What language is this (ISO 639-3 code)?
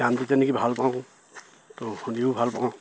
asm